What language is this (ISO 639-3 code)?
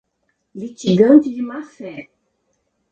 por